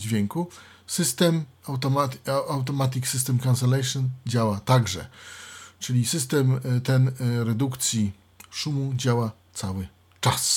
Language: Polish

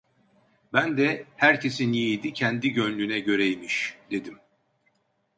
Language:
Turkish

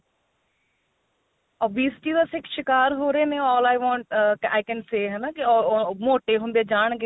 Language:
Punjabi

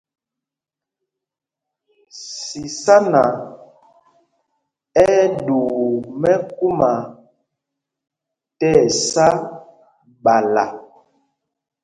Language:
Mpumpong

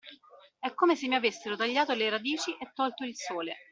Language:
Italian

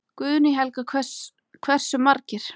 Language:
Icelandic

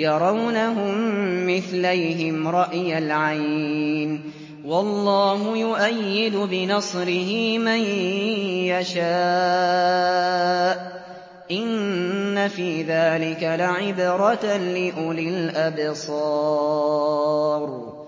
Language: Arabic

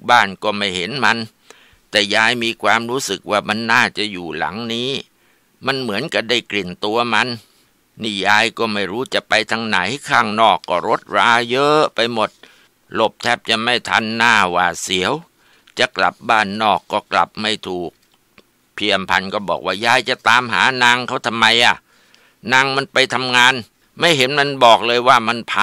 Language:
Thai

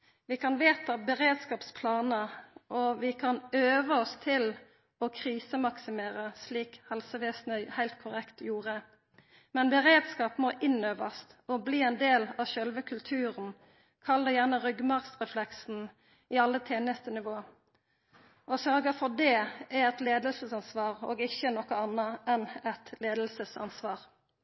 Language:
Norwegian Nynorsk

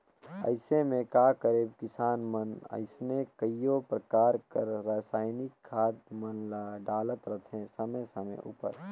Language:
Chhattisgarhi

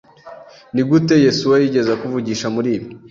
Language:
Kinyarwanda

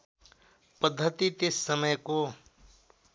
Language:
Nepali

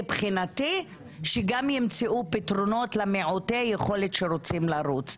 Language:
Hebrew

